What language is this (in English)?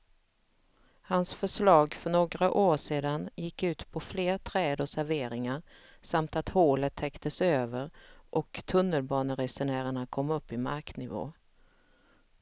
Swedish